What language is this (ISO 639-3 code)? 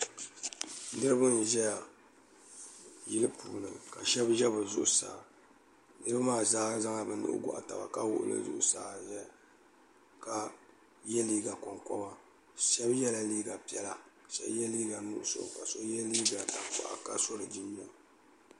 dag